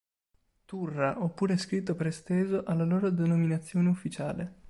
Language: Italian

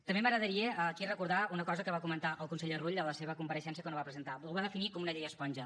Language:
Catalan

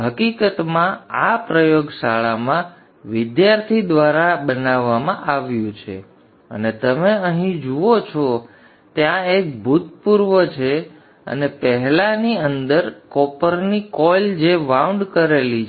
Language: Gujarati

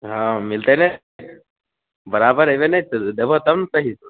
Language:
Maithili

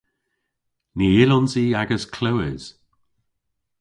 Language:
Cornish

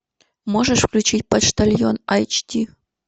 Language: Russian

